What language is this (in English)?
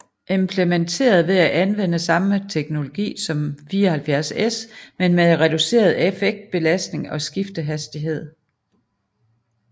Danish